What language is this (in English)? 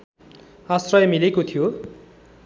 Nepali